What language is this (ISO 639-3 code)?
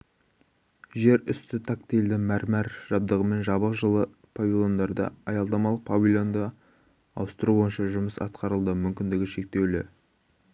kaz